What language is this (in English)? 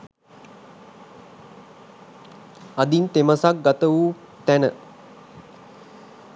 Sinhala